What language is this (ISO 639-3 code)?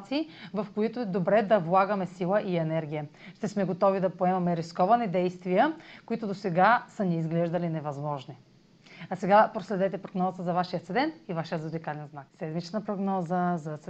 bul